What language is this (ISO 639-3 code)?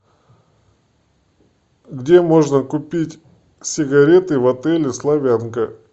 rus